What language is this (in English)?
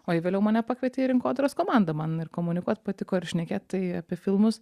Lithuanian